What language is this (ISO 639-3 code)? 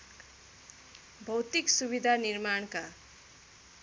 nep